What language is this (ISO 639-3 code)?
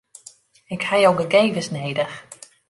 fry